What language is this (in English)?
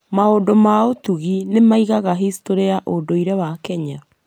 Kikuyu